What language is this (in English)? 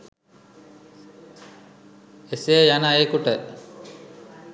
Sinhala